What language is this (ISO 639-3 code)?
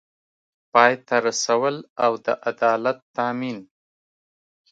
pus